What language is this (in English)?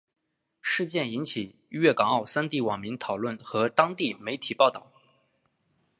Chinese